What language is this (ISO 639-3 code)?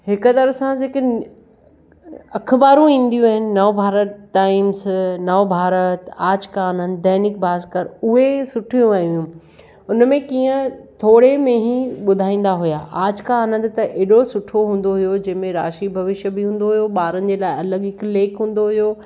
snd